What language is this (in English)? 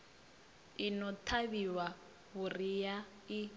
Venda